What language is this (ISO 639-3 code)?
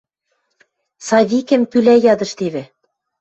mrj